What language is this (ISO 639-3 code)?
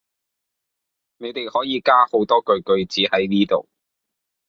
yue